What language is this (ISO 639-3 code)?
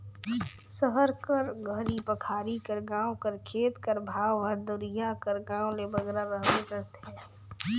hne